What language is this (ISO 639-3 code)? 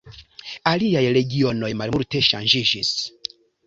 epo